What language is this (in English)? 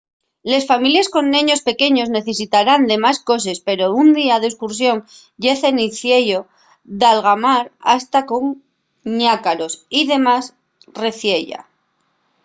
Asturian